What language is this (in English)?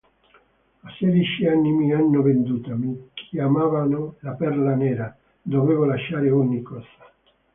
Italian